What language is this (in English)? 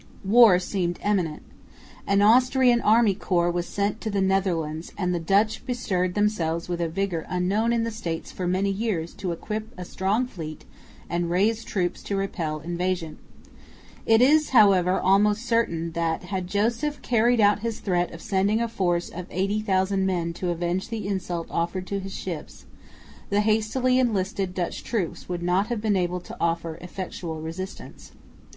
English